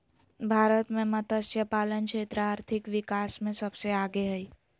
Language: Magahi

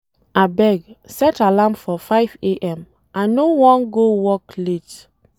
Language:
Nigerian Pidgin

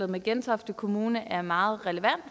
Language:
Danish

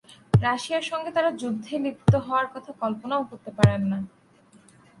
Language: Bangla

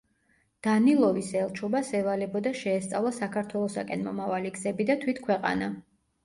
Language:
Georgian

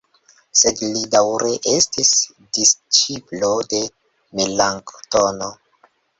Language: Esperanto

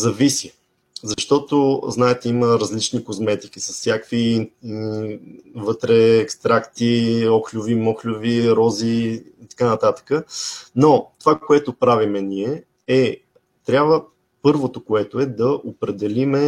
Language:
Bulgarian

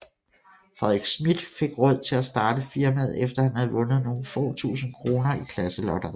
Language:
Danish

